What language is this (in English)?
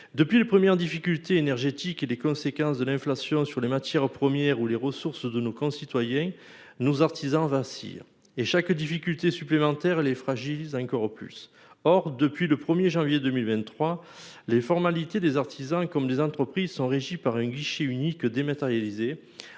French